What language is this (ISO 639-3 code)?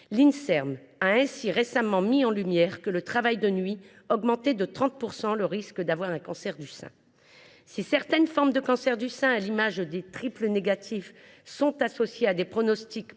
fra